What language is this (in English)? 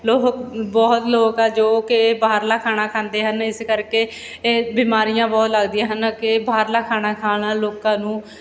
Punjabi